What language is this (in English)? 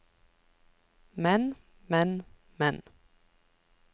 Norwegian